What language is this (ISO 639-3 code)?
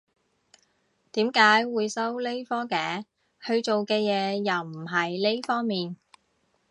yue